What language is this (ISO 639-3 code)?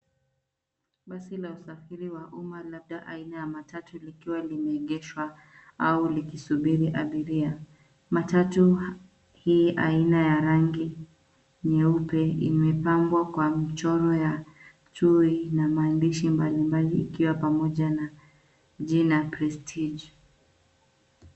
swa